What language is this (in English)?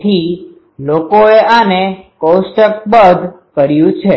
Gujarati